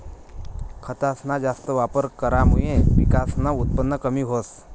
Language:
Marathi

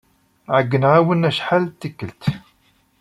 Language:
Kabyle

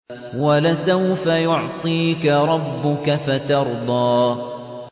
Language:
Arabic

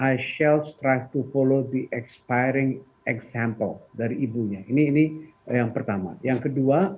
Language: Indonesian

